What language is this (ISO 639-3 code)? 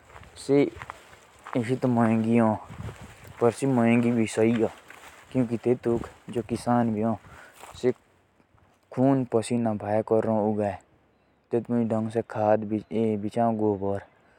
jns